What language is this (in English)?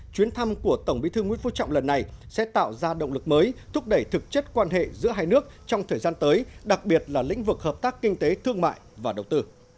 Vietnamese